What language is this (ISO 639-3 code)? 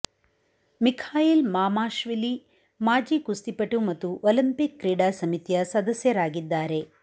kan